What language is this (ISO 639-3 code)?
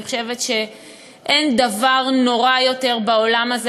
heb